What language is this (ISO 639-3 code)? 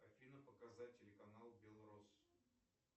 rus